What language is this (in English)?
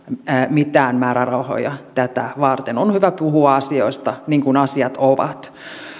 Finnish